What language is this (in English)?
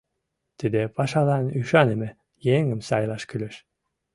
Mari